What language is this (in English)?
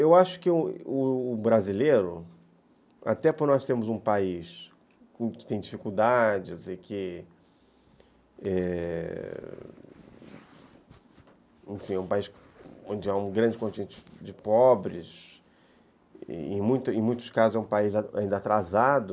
Portuguese